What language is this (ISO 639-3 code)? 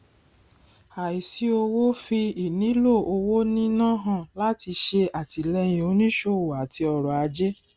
yor